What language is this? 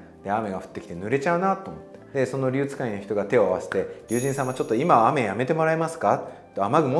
Japanese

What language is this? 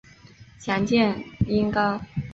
Chinese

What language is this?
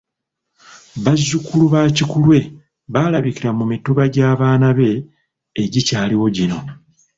Ganda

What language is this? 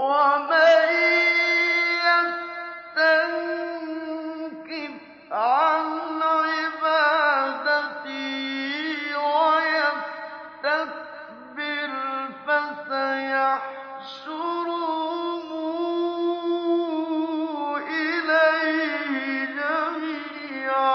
Arabic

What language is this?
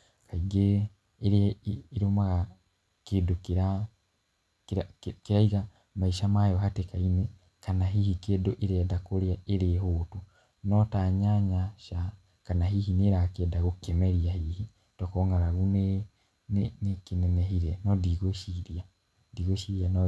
Kikuyu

